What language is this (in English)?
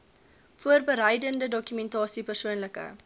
Afrikaans